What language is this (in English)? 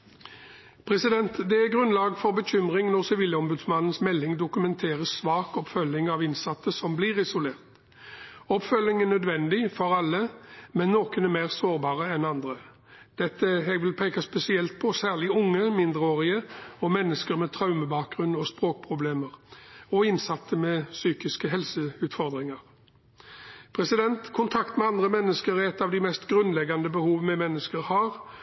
Norwegian Bokmål